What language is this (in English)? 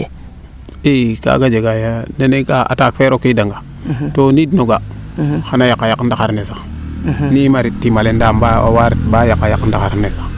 Serer